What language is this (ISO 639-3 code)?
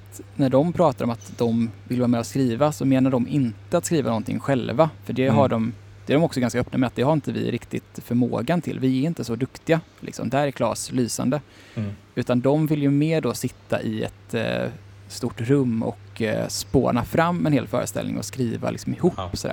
swe